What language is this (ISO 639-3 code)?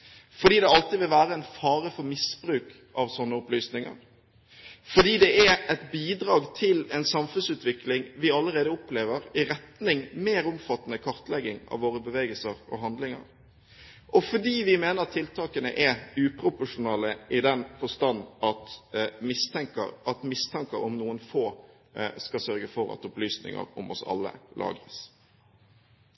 nob